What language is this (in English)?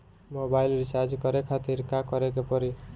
Bhojpuri